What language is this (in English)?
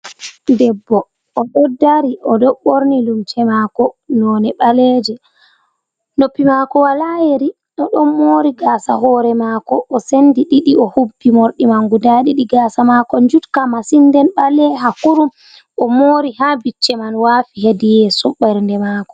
Fula